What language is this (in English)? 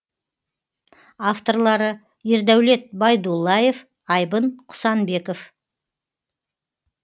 Kazakh